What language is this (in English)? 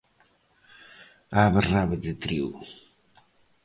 Galician